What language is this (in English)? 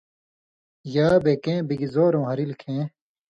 Indus Kohistani